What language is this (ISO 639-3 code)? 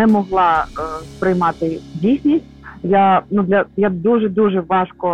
ukr